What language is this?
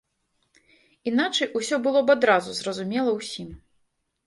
Belarusian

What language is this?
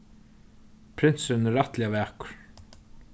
Faroese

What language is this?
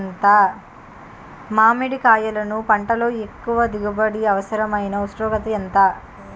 Telugu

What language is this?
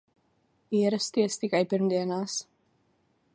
Latvian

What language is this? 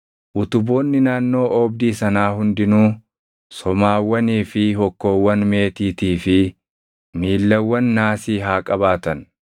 Oromo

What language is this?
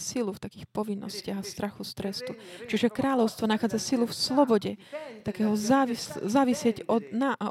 Slovak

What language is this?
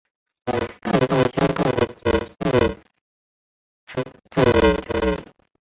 Chinese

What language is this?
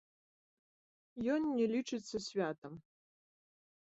Belarusian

